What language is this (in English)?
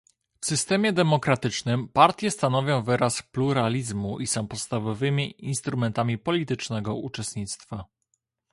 Polish